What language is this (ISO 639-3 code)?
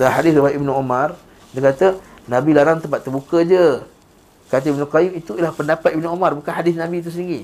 msa